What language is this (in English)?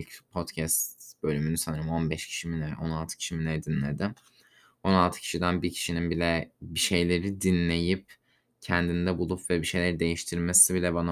Turkish